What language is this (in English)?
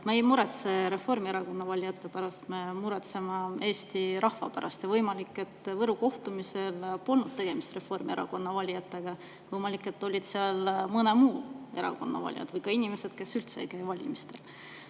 Estonian